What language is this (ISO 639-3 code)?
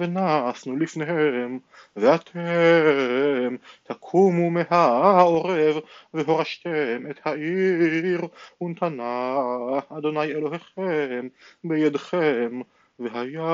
heb